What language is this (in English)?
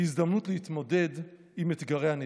Hebrew